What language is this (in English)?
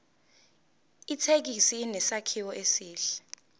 Zulu